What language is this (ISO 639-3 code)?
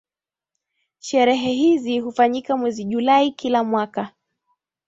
swa